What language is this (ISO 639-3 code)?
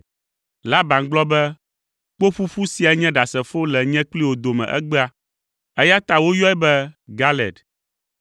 ewe